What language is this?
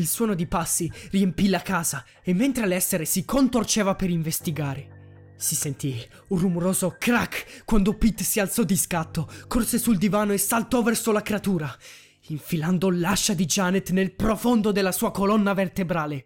Italian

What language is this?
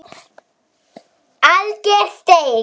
Icelandic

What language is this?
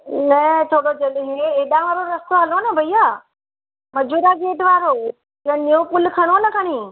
Sindhi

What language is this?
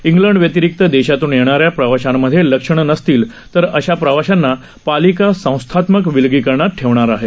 Marathi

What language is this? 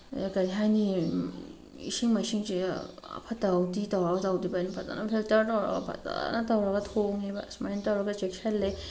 Manipuri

